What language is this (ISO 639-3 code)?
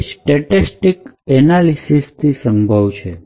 guj